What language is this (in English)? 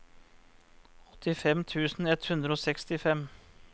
Norwegian